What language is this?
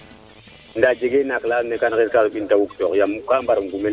Serer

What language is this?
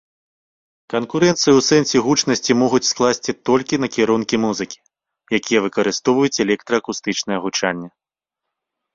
Belarusian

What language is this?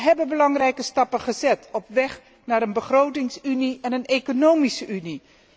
Dutch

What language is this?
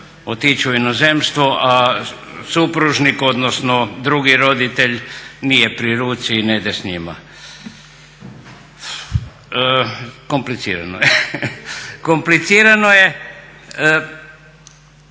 Croatian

